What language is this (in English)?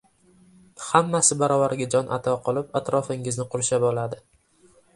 Uzbek